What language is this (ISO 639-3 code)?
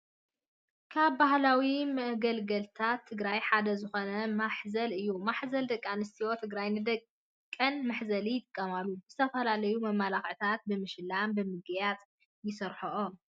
tir